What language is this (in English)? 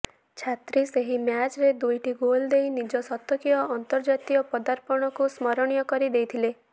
Odia